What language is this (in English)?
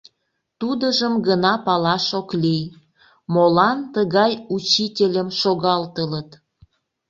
Mari